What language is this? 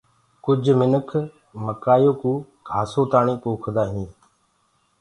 Gurgula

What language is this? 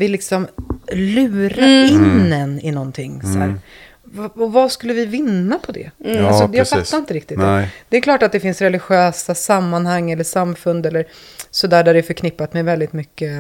Swedish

